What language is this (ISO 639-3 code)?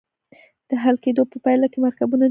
pus